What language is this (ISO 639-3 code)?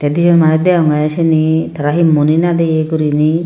ccp